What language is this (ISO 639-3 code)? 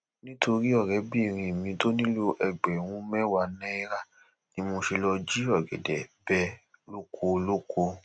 yor